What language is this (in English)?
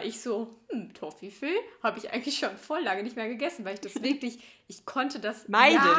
German